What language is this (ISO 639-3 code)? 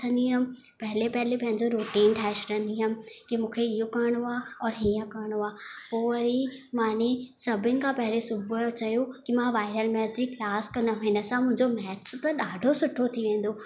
snd